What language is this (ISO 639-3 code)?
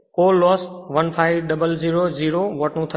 guj